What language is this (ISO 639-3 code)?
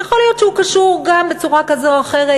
heb